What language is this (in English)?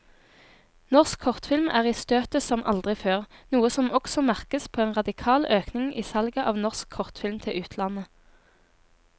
Norwegian